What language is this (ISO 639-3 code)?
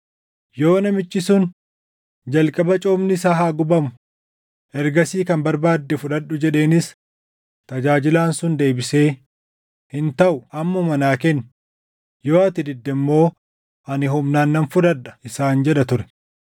orm